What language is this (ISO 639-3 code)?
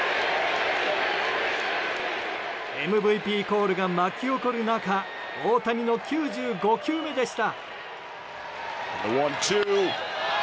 jpn